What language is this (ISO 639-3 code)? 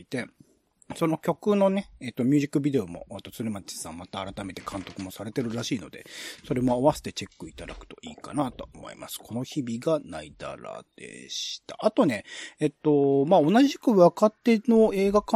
jpn